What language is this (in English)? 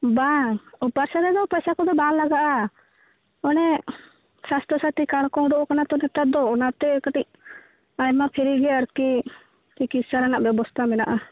Santali